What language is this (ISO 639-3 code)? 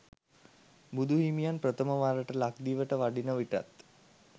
sin